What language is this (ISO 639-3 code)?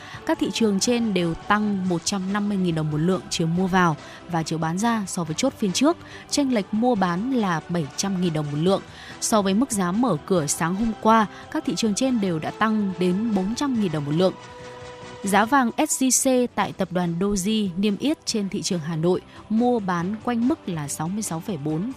vie